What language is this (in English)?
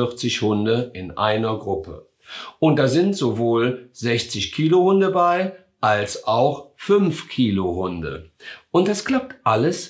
German